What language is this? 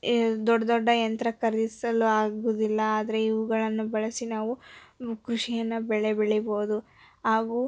Kannada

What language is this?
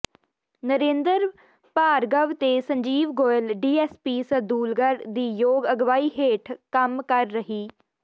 Punjabi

